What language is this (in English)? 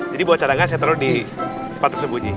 Indonesian